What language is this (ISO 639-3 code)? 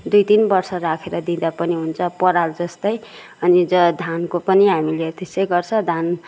nep